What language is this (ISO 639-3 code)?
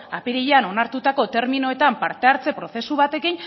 eus